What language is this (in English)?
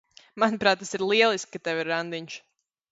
Latvian